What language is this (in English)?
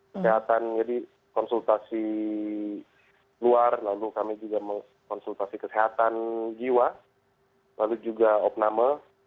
Indonesian